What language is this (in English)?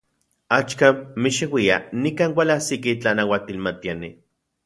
Central Puebla Nahuatl